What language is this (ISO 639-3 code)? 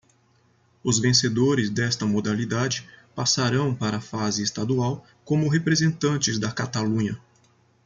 por